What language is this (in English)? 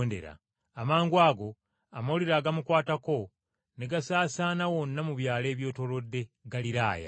Ganda